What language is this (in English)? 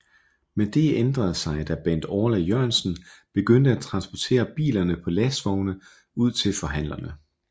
Danish